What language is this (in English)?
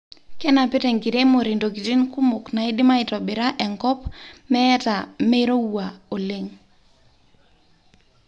Masai